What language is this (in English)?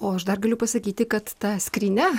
Lithuanian